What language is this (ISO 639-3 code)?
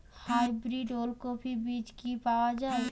ben